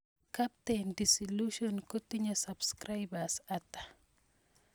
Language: Kalenjin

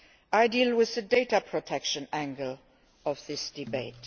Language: English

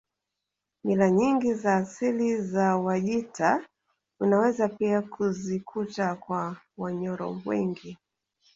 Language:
Swahili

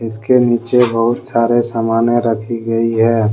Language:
Hindi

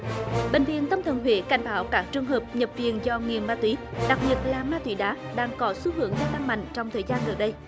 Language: Vietnamese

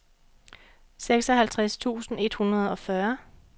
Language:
Danish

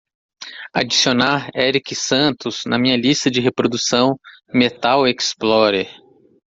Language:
Portuguese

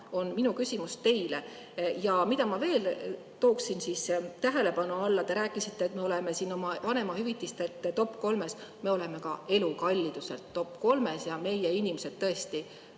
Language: Estonian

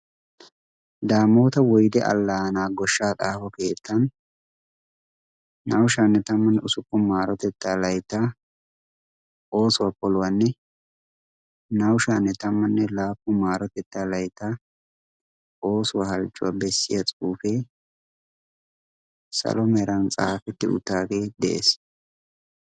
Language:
Wolaytta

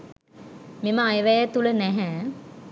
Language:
Sinhala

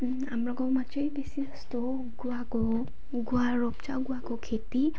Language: Nepali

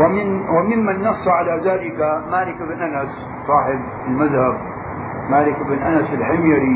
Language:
Arabic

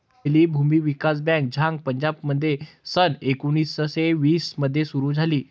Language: Marathi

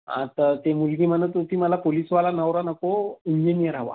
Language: Marathi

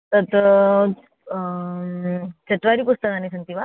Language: Sanskrit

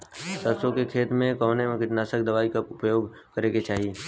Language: Bhojpuri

